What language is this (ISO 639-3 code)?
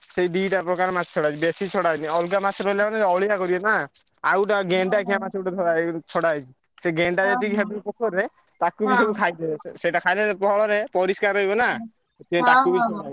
ori